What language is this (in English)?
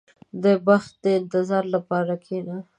Pashto